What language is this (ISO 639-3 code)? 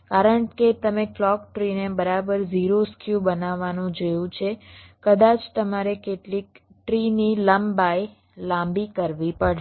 guj